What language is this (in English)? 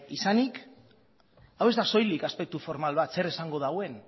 Basque